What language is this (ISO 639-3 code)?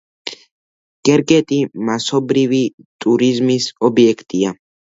kat